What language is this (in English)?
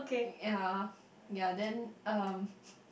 English